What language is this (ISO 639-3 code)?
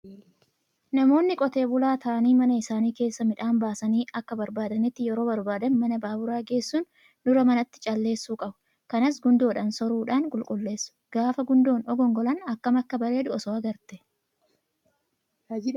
orm